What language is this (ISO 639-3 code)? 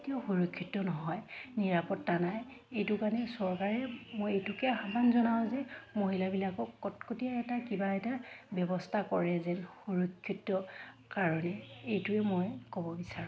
asm